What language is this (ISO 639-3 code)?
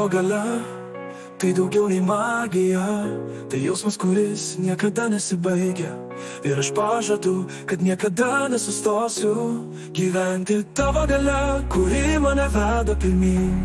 lit